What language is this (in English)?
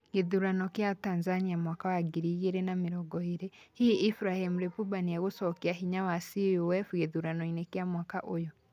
Kikuyu